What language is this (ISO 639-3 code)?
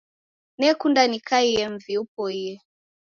dav